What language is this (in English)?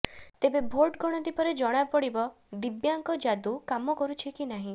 Odia